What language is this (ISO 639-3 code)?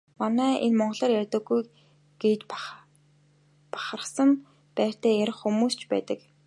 mon